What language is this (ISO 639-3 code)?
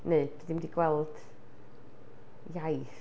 cym